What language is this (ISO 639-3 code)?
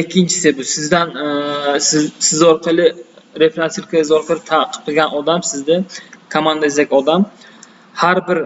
tur